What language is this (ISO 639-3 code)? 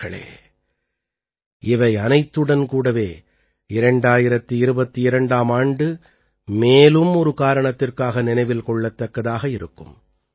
tam